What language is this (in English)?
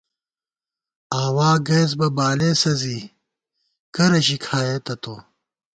Gawar-Bati